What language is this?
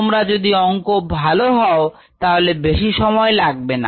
Bangla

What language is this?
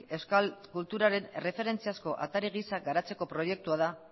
Basque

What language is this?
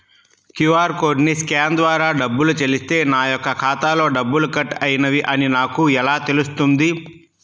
Telugu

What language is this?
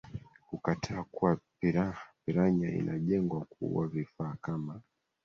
Swahili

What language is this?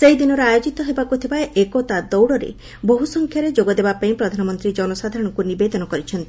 Odia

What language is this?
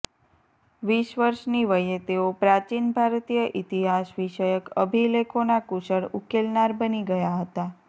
Gujarati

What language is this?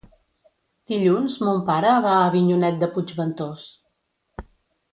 Catalan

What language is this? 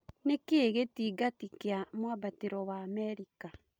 Kikuyu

